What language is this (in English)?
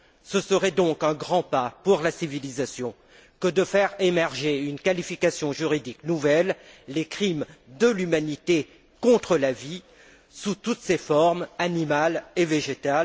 French